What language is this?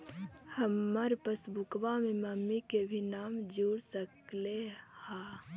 Magahi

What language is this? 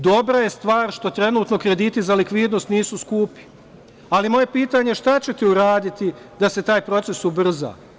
Serbian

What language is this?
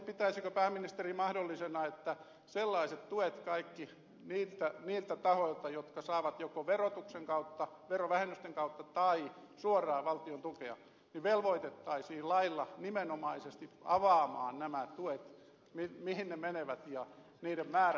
Finnish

